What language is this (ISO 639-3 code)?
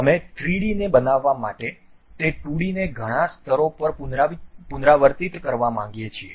guj